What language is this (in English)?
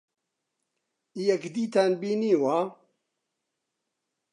Central Kurdish